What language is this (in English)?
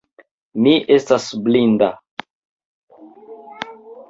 Esperanto